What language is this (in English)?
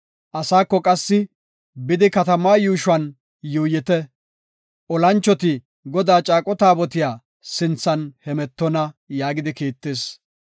Gofa